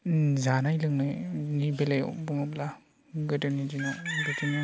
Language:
Bodo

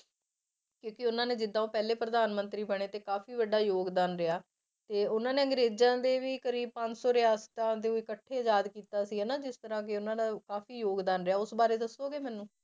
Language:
Punjabi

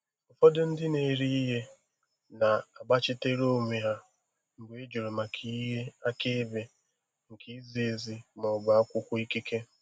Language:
Igbo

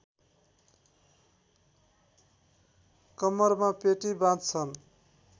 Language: Nepali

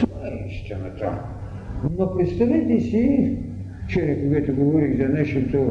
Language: Bulgarian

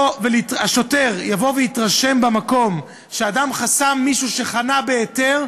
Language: Hebrew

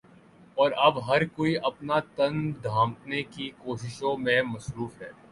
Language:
Urdu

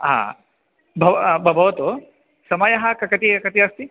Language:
Sanskrit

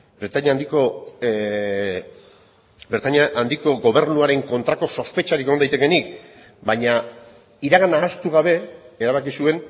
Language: Basque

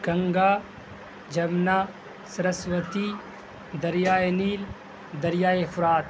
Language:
Urdu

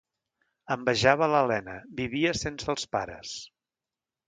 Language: Catalan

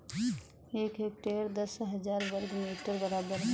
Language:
Hindi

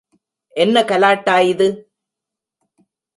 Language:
Tamil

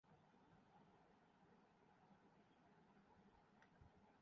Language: Urdu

